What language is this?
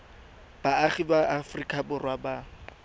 Tswana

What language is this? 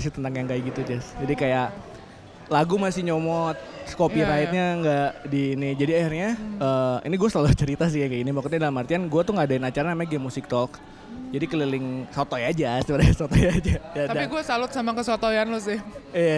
Indonesian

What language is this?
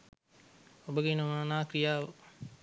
Sinhala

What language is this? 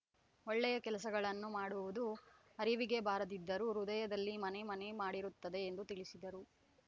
Kannada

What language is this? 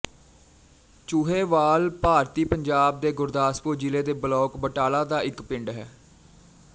Punjabi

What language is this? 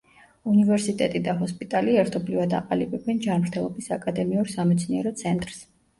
Georgian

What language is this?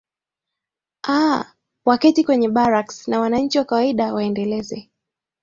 Swahili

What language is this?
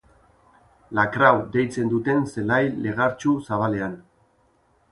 Basque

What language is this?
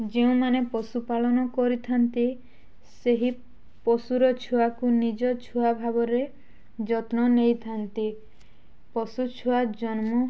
Odia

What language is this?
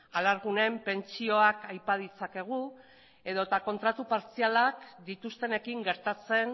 Basque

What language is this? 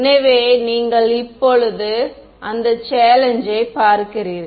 Tamil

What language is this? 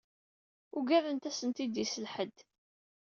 Kabyle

